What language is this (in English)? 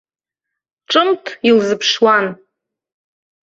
Abkhazian